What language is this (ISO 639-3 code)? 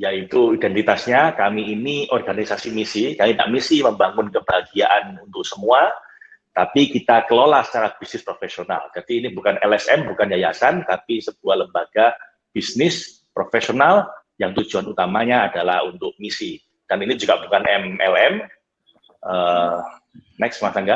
ind